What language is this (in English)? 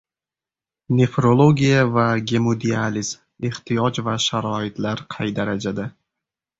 Uzbek